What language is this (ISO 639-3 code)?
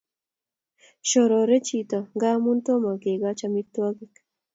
kln